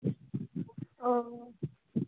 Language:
Maithili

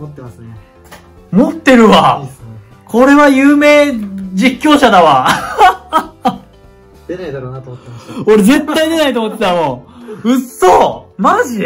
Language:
Japanese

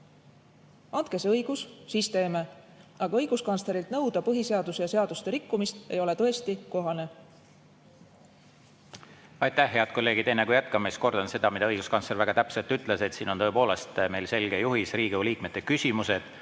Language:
Estonian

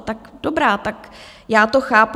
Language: Czech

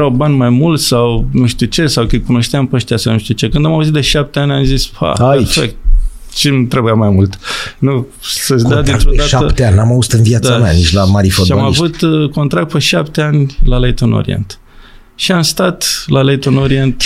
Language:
Romanian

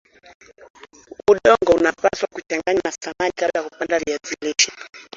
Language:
Swahili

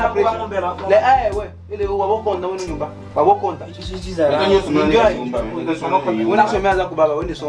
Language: French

